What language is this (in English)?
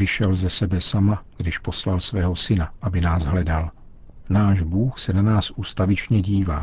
Czech